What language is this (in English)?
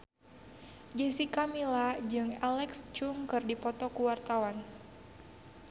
Sundanese